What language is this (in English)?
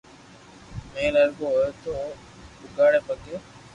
Loarki